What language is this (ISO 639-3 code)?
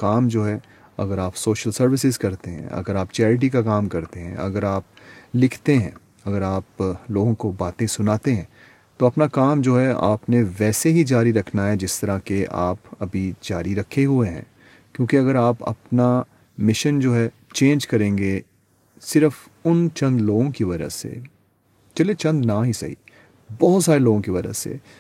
urd